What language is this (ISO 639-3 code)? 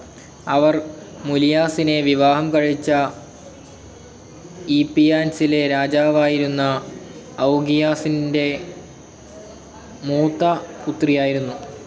mal